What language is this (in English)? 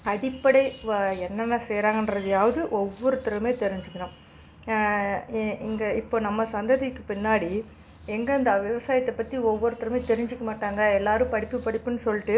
Tamil